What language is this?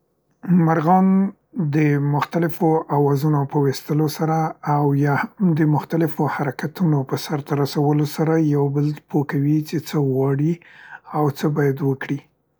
Central Pashto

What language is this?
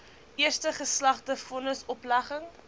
Afrikaans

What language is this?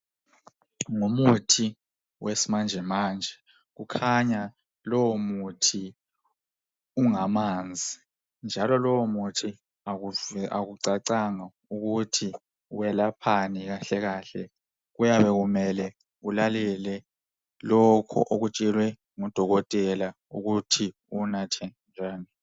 North Ndebele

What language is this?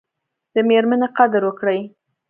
Pashto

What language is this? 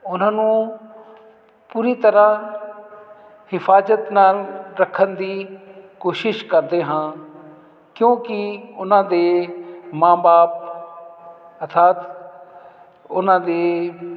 Punjabi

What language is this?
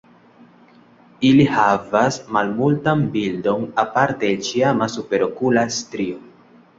Esperanto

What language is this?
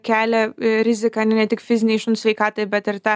Lithuanian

